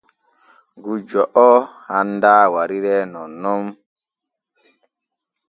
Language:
Borgu Fulfulde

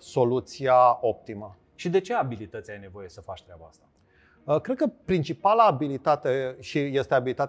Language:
Romanian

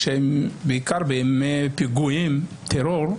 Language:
Hebrew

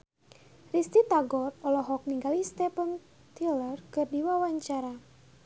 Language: Sundanese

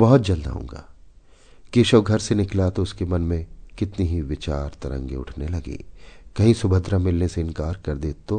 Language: Hindi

